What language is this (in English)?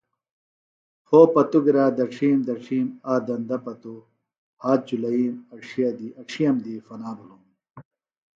Phalura